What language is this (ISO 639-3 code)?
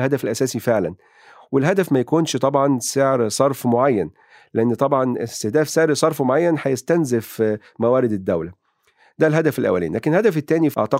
ara